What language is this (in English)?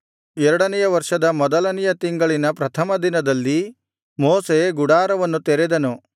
Kannada